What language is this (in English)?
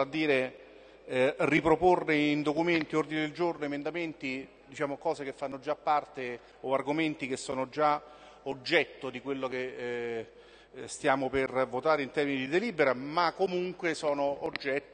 Italian